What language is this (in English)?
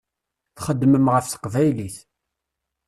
Kabyle